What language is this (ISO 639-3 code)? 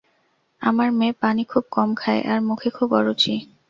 ben